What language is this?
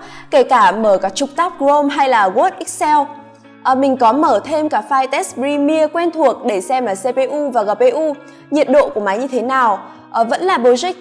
Vietnamese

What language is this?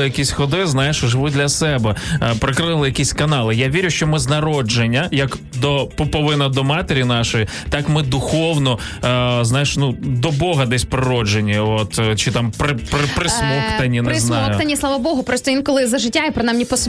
Ukrainian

